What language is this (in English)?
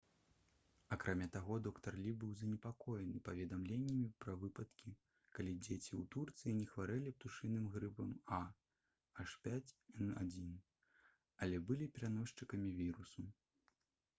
Belarusian